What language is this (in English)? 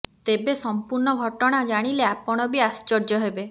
Odia